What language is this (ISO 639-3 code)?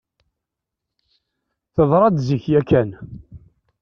kab